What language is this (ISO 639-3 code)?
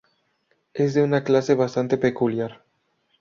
spa